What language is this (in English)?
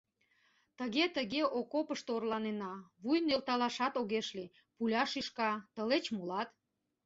Mari